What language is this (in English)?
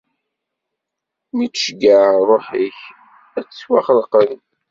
Kabyle